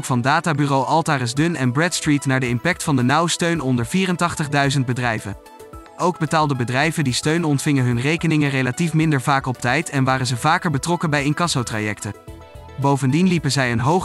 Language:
Dutch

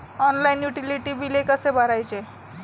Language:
Marathi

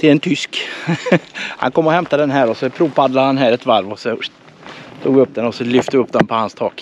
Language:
Swedish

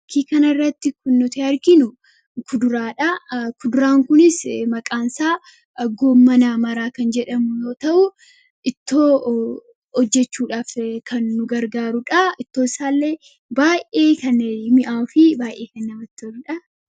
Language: Oromo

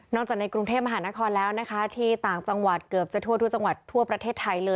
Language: Thai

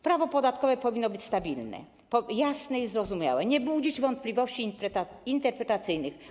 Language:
Polish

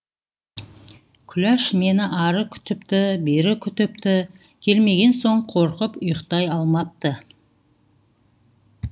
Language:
Kazakh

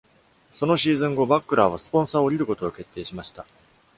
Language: Japanese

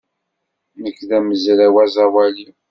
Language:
Kabyle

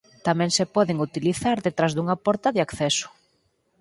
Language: Galician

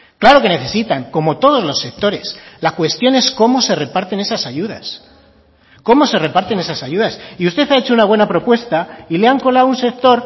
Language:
Spanish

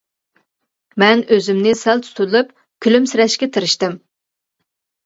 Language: Uyghur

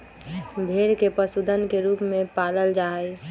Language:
Magahi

